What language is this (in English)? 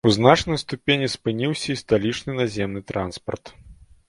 Belarusian